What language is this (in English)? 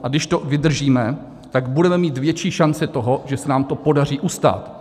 Czech